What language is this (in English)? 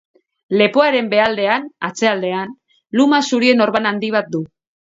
Basque